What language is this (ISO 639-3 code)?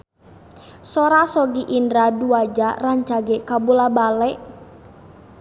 sun